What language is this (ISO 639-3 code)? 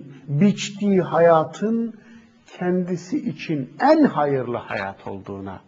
tur